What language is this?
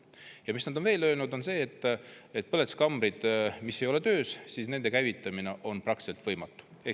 Estonian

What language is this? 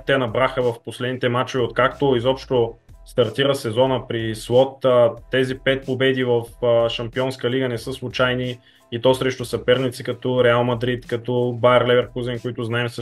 Bulgarian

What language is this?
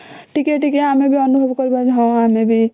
Odia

